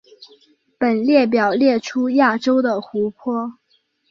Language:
Chinese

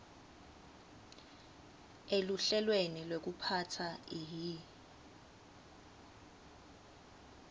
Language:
Swati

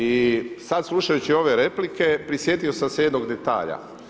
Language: Croatian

